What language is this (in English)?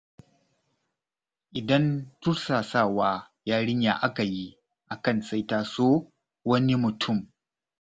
Hausa